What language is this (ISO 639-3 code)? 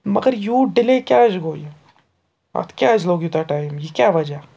kas